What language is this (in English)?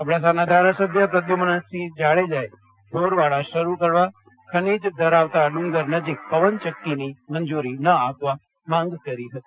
Gujarati